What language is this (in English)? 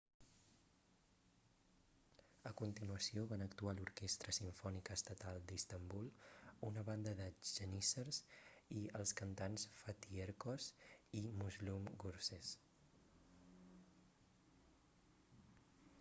Catalan